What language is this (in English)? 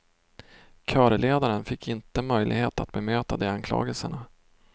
Swedish